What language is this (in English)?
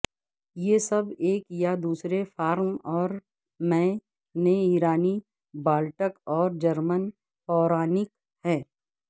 Urdu